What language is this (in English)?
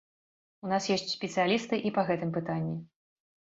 Belarusian